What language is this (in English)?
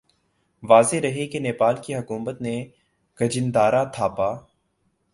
Urdu